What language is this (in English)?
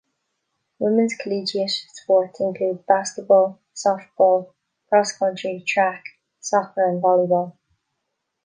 English